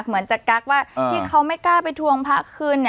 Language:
Thai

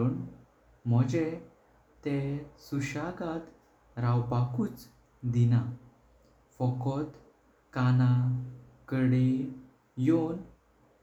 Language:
Konkani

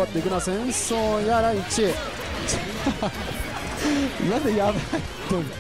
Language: Japanese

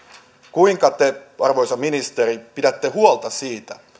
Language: Finnish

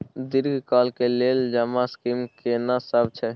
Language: Maithili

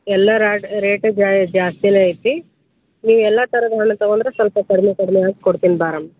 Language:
Kannada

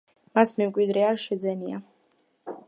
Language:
Georgian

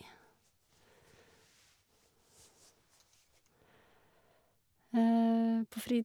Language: Norwegian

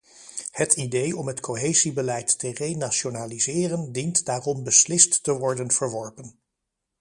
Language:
Dutch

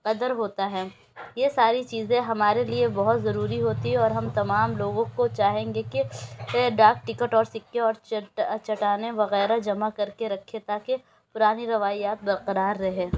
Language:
Urdu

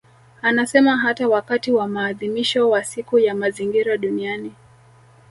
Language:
Swahili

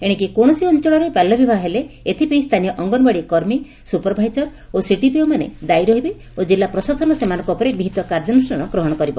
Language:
Odia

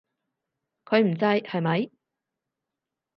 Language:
Cantonese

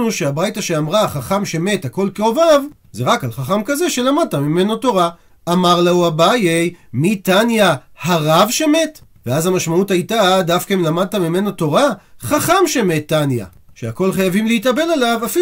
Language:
Hebrew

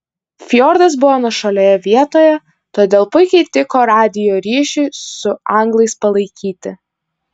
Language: Lithuanian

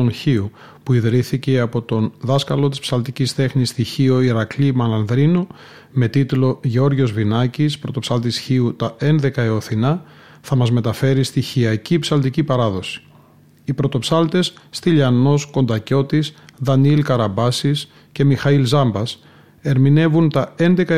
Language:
Greek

